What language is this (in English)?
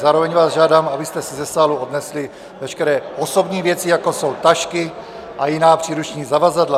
Czech